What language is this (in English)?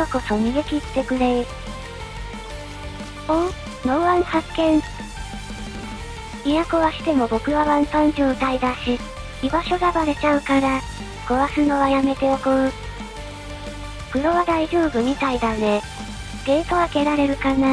Japanese